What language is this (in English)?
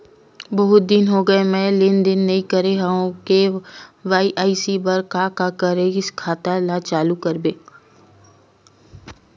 Chhattisgarhi